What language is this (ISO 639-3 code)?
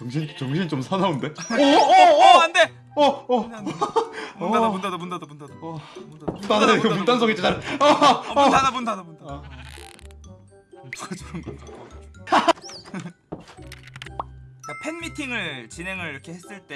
kor